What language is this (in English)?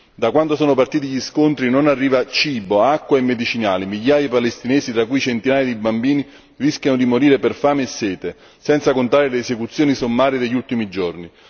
Italian